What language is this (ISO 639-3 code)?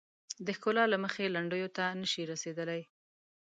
pus